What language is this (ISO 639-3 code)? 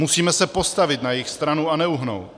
ces